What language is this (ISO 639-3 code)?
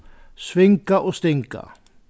fao